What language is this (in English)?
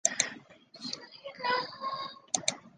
Chinese